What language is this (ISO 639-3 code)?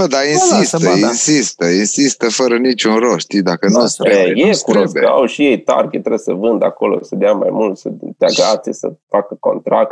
ron